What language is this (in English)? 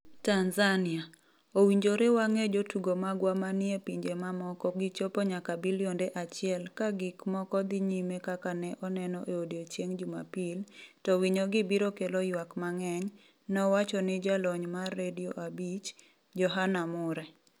Luo (Kenya and Tanzania)